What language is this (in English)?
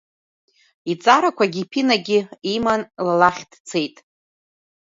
Abkhazian